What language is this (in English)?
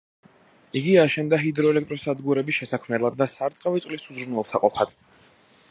Georgian